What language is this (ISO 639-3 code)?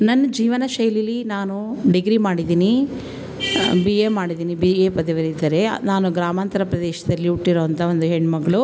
kan